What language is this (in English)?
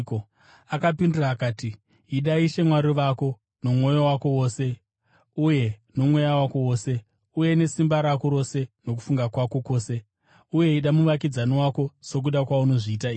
Shona